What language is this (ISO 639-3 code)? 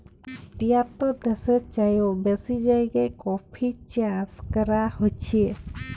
ben